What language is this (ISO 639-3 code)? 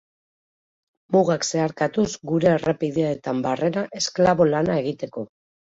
eus